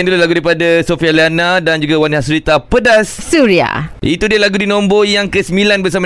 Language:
Malay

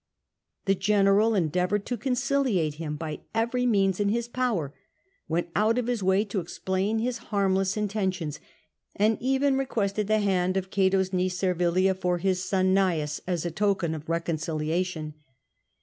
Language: English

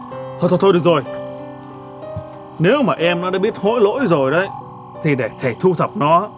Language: Vietnamese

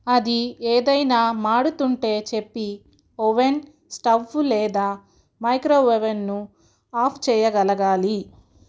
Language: Telugu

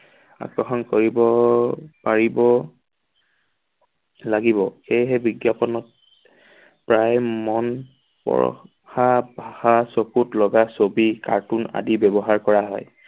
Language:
Assamese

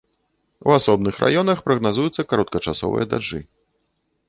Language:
Belarusian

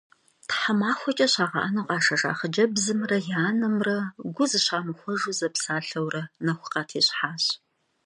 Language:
Kabardian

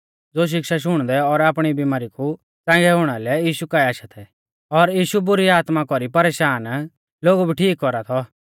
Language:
Mahasu Pahari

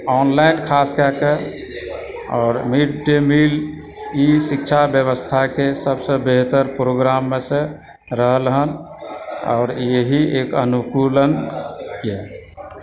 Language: Maithili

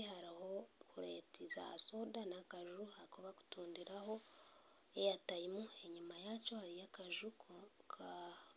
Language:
Nyankole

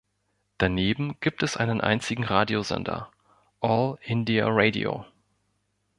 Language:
German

